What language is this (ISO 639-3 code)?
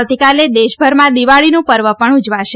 guj